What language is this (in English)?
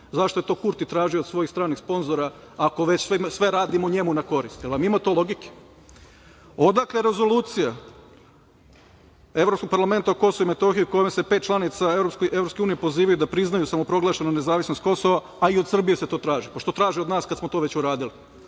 Serbian